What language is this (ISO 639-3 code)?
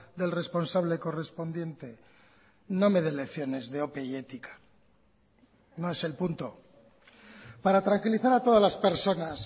spa